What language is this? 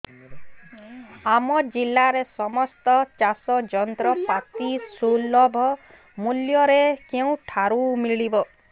Odia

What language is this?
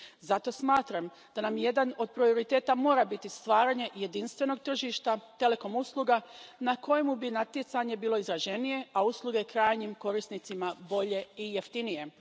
Croatian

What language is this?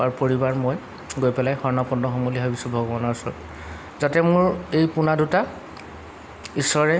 Assamese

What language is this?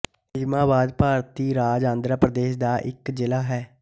Punjabi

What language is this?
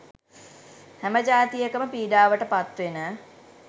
Sinhala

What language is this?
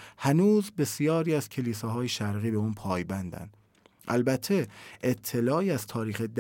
Persian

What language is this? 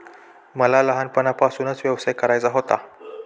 Marathi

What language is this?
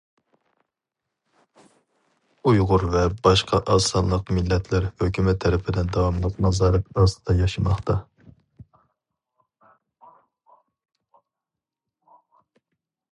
Uyghur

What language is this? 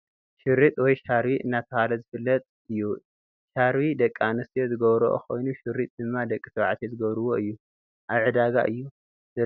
Tigrinya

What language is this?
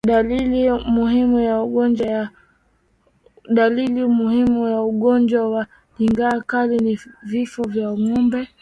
Swahili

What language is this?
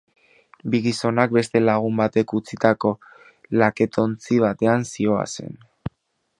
Basque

